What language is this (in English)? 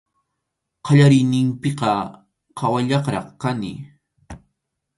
Arequipa-La Unión Quechua